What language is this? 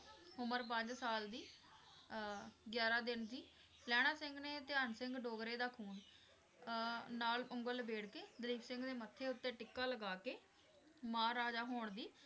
Punjabi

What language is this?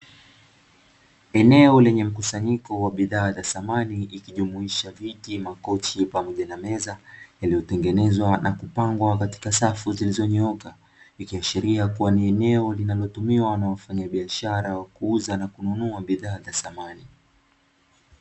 Swahili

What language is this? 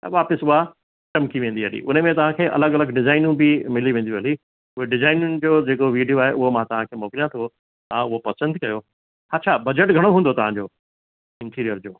Sindhi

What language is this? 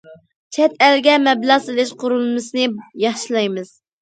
Uyghur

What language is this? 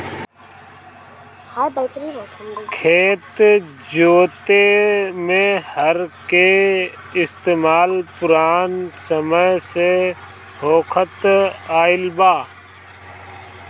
Bhojpuri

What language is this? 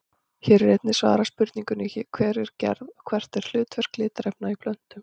Icelandic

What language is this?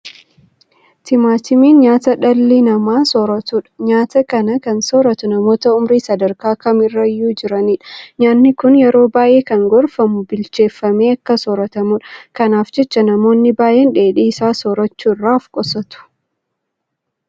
Oromo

